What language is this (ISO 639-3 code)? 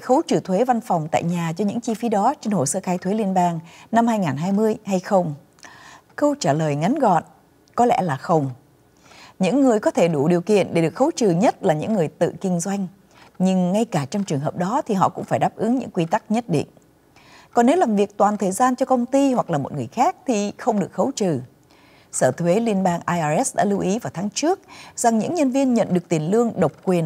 vie